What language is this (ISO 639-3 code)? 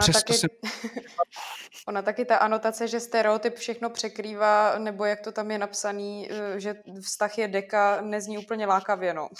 ces